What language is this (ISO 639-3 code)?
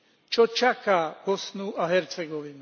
slk